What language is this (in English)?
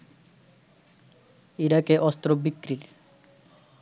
Bangla